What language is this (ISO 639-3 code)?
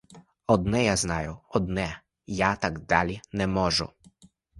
ukr